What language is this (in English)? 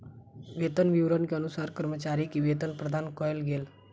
Maithili